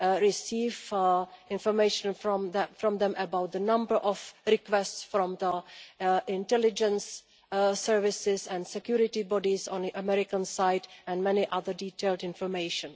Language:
English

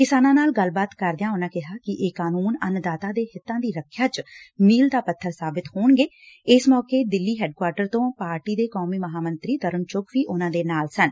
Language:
Punjabi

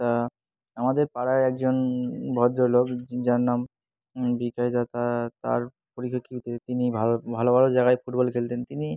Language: Bangla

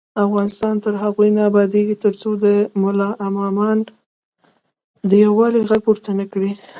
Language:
Pashto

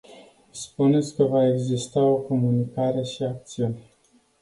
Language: Romanian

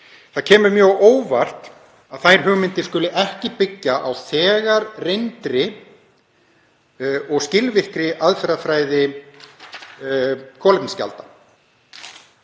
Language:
Icelandic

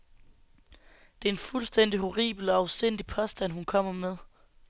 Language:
Danish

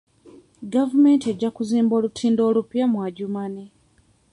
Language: Ganda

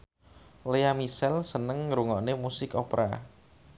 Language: Javanese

